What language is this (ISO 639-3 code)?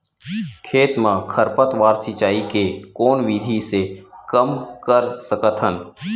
hne